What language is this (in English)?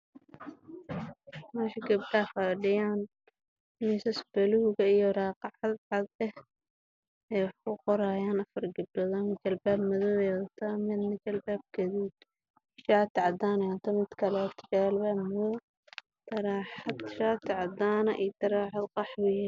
Somali